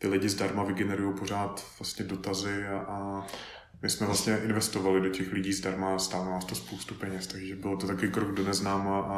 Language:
Czech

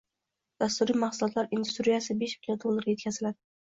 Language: Uzbek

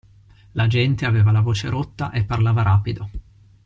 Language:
Italian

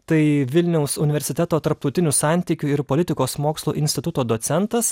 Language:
Lithuanian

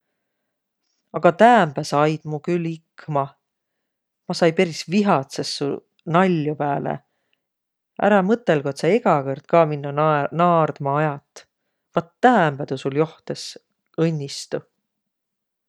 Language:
Võro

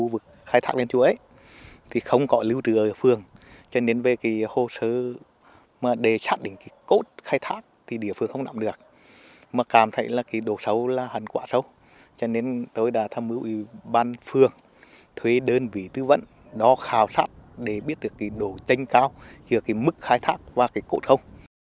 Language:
Vietnamese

